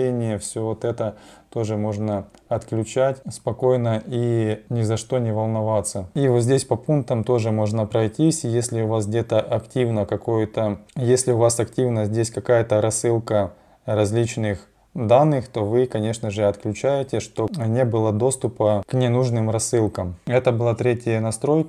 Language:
Russian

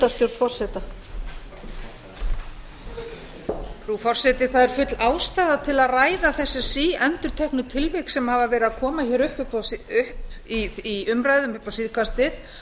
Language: Icelandic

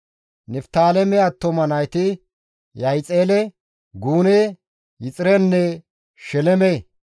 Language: Gamo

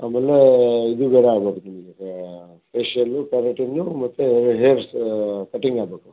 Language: Kannada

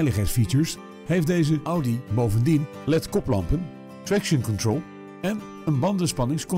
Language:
Dutch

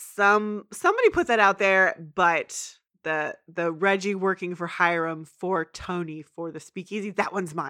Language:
English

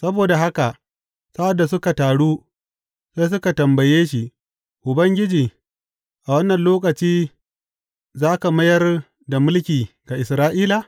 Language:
Hausa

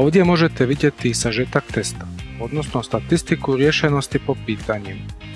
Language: Croatian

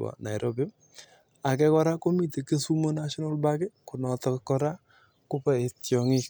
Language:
Kalenjin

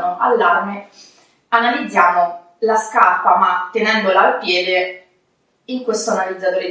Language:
Italian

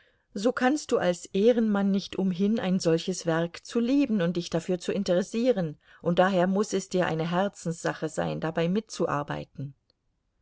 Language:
German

